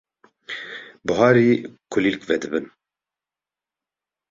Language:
Kurdish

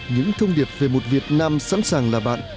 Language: Vietnamese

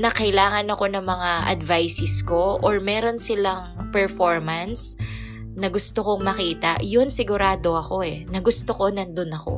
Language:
Filipino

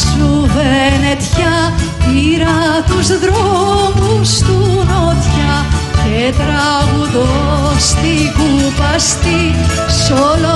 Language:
Greek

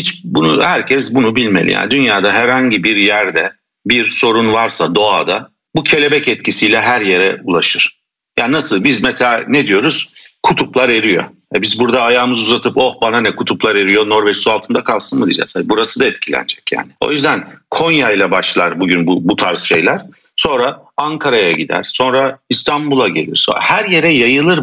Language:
Turkish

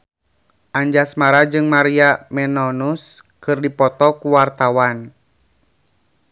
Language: Sundanese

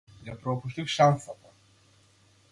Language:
Macedonian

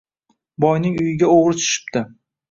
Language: Uzbek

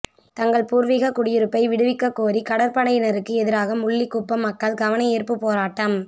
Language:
Tamil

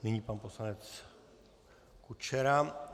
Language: Czech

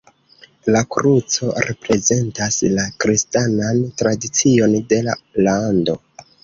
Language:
Esperanto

